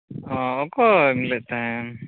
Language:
Santali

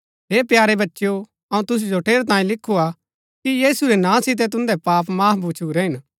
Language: Gaddi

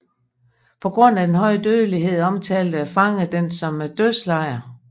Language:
Danish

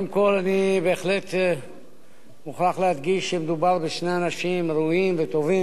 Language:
Hebrew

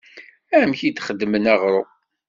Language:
Kabyle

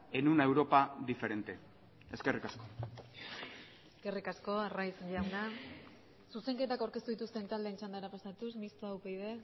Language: Basque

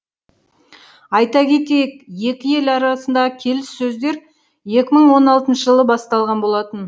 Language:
Kazakh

